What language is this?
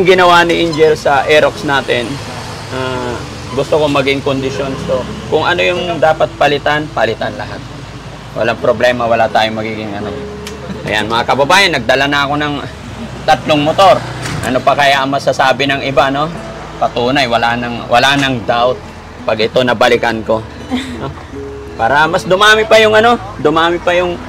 Filipino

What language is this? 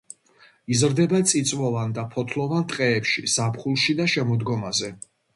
Georgian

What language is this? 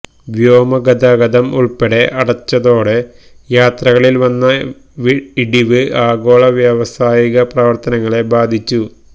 Malayalam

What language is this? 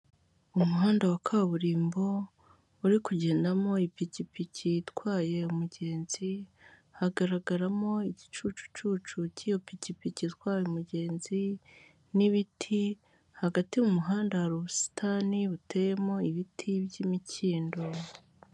Kinyarwanda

